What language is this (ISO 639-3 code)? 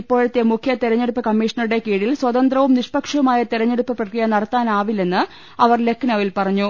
mal